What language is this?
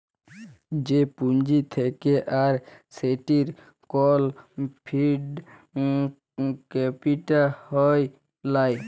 Bangla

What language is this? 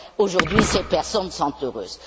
French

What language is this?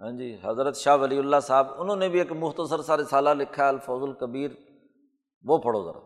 Urdu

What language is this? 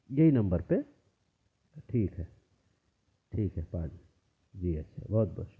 Urdu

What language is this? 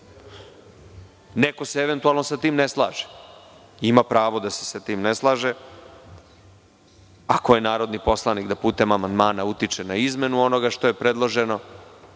Serbian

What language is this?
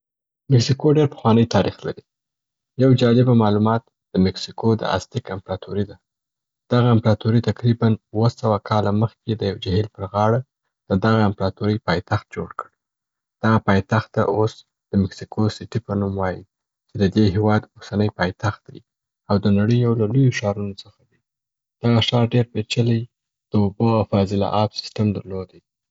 Southern Pashto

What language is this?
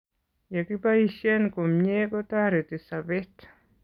Kalenjin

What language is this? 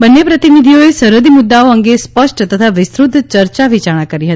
Gujarati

